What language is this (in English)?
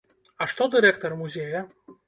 Belarusian